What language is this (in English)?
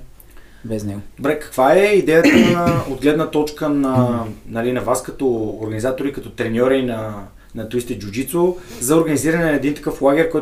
Bulgarian